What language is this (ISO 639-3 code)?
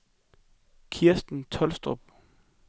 dan